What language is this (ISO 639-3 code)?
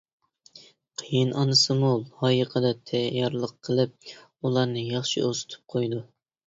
uig